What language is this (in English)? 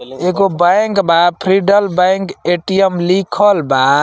Bhojpuri